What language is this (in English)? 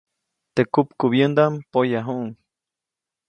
Copainalá Zoque